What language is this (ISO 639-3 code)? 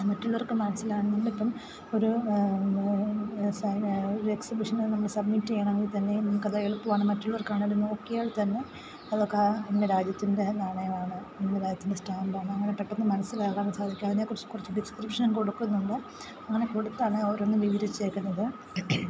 mal